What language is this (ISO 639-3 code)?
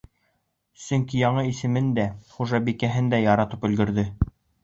bak